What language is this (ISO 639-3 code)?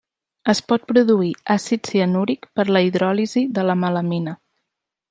cat